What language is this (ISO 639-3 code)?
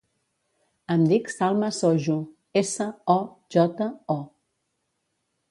cat